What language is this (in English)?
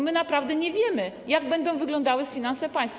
Polish